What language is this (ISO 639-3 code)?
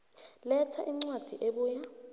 nbl